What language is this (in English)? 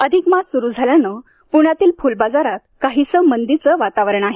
Marathi